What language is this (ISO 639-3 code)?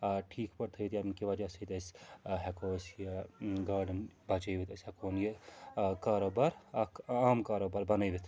kas